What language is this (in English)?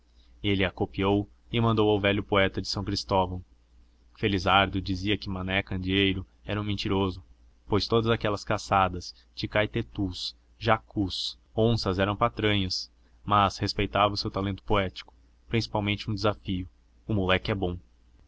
Portuguese